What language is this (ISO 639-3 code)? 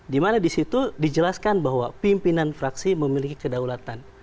ind